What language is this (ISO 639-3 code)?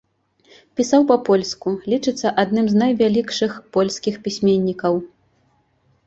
bel